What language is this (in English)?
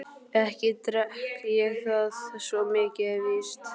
Icelandic